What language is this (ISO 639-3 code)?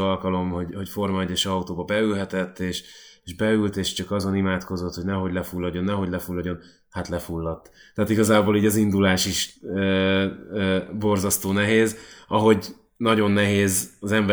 hun